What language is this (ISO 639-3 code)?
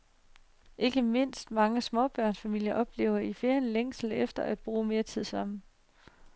dan